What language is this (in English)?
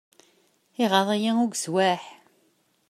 Kabyle